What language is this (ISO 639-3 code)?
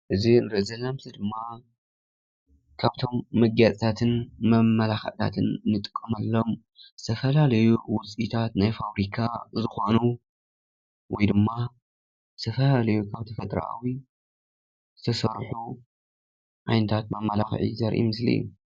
tir